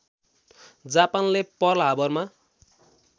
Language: Nepali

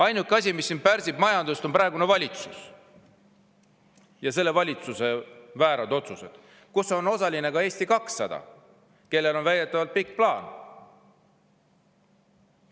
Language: Estonian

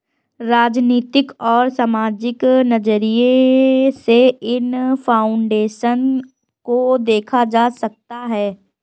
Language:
Hindi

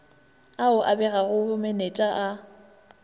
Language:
Northern Sotho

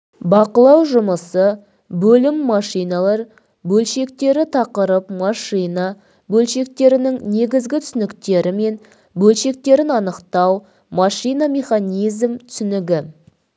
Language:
Kazakh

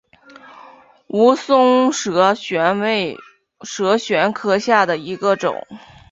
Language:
Chinese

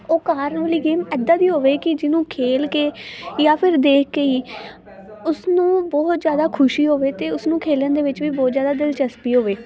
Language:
Punjabi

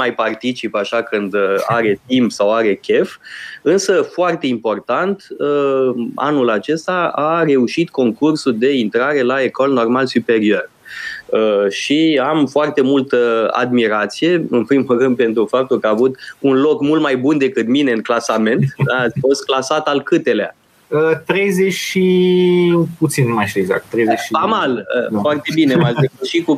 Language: Romanian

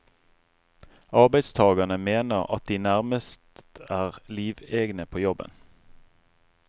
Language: Norwegian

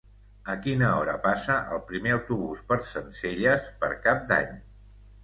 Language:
Catalan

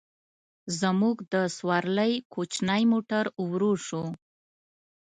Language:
Pashto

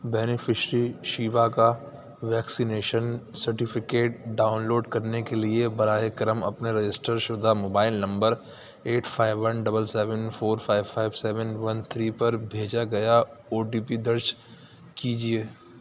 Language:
Urdu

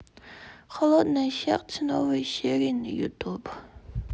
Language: Russian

